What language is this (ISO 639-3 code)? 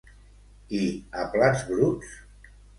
cat